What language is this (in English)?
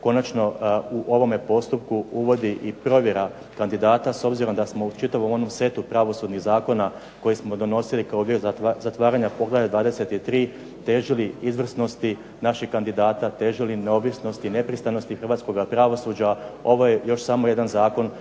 Croatian